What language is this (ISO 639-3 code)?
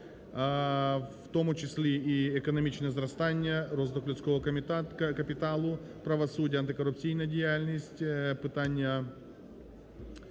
ukr